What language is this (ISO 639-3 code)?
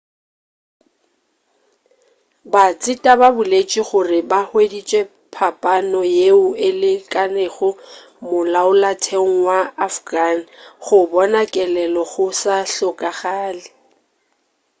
nso